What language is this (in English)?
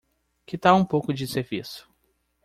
Portuguese